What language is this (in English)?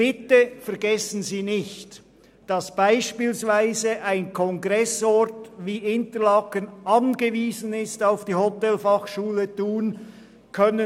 Swiss German